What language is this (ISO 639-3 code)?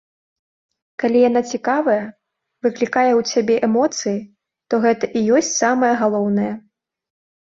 bel